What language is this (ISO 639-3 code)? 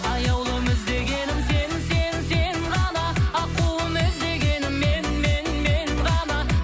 kaz